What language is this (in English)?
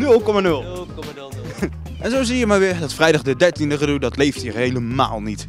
Dutch